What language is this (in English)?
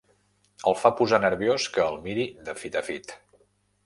Catalan